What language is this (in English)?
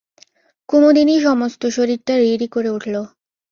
Bangla